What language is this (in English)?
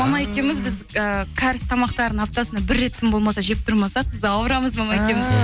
Kazakh